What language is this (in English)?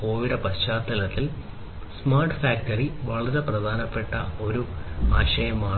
Malayalam